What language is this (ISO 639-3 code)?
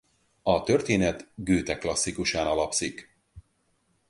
hun